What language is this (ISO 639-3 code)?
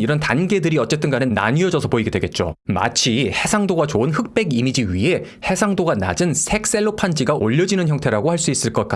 kor